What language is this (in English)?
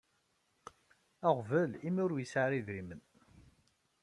Kabyle